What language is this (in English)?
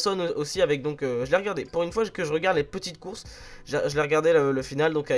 French